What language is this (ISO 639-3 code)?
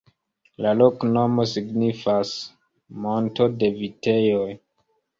epo